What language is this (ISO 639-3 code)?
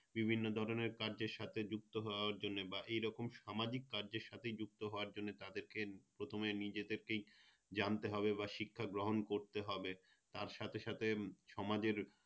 ben